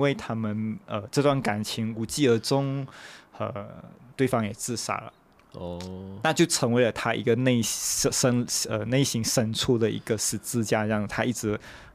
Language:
Chinese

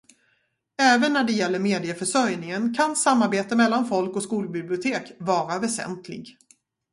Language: Swedish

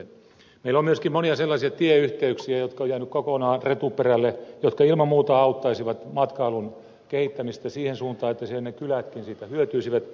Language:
Finnish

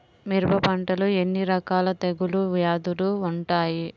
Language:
Telugu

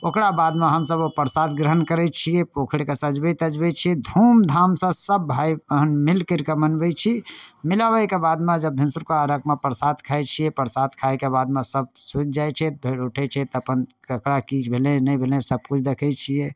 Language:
Maithili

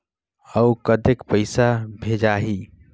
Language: Chhattisgarhi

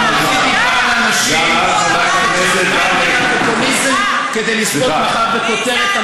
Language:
Hebrew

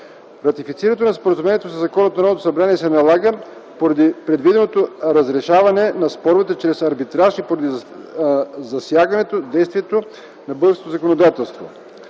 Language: Bulgarian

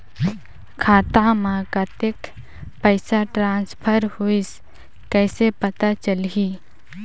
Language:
Chhattisgarhi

